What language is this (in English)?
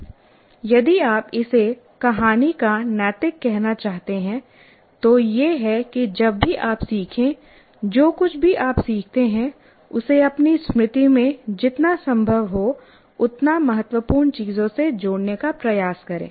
Hindi